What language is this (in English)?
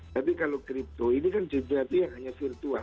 Indonesian